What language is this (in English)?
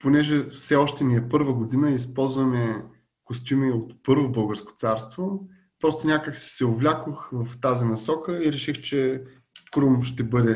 Bulgarian